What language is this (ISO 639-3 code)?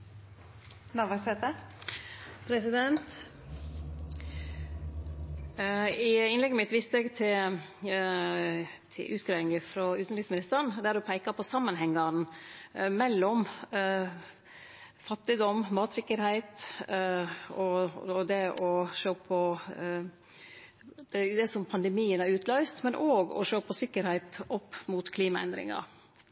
nno